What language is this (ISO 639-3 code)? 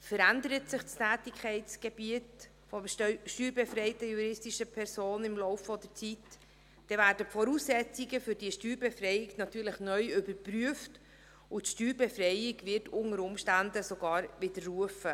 gsw